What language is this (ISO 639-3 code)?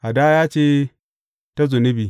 hau